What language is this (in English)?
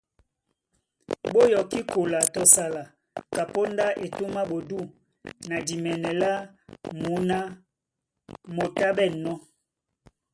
Duala